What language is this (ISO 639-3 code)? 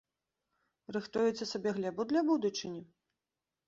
bel